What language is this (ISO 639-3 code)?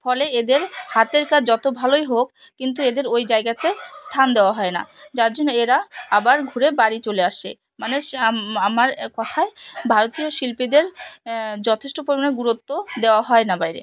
ben